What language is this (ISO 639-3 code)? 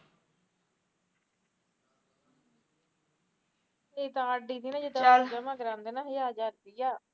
pan